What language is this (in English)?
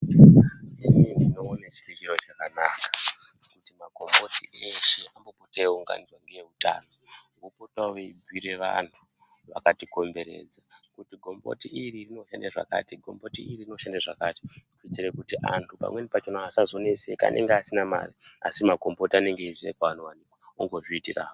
Ndau